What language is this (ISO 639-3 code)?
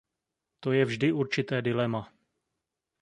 ces